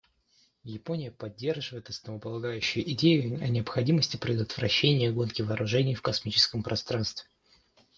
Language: Russian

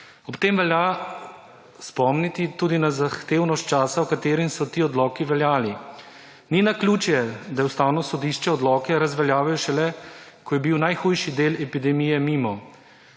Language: Slovenian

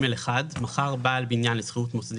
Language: Hebrew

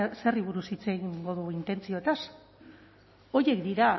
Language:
Basque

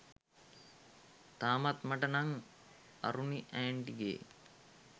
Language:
Sinhala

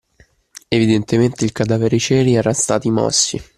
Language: Italian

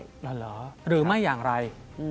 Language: Thai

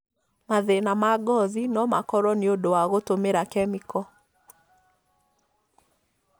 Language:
Kikuyu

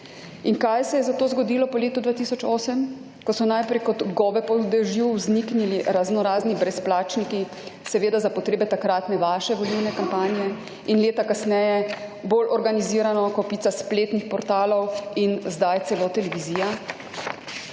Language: Slovenian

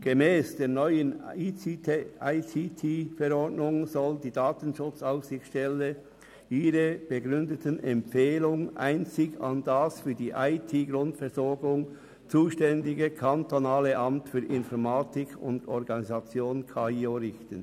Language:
Swiss German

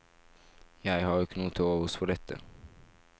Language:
Norwegian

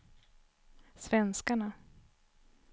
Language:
Swedish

